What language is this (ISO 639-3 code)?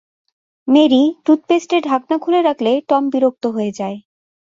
ben